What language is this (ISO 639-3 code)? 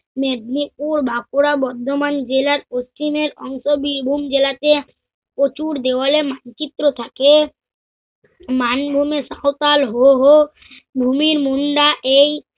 ben